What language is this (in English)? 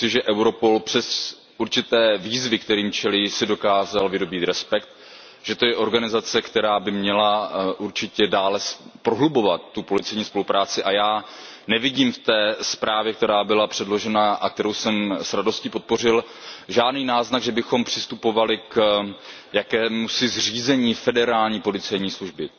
Czech